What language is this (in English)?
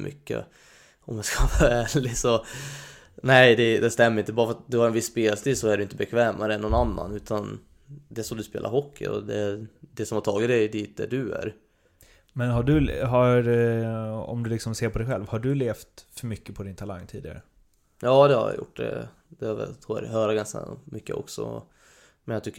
Swedish